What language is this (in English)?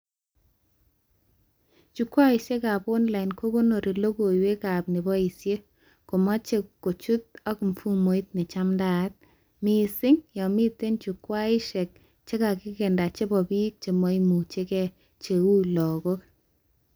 Kalenjin